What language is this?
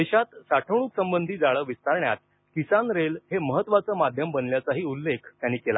Marathi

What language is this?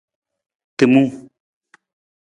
Nawdm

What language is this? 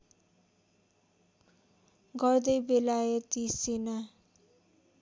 Nepali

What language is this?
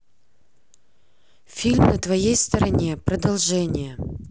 Russian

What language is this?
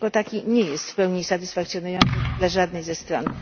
Polish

